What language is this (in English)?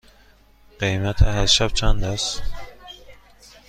Persian